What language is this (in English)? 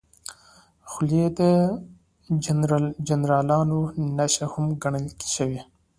Pashto